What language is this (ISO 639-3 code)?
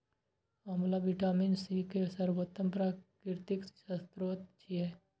mai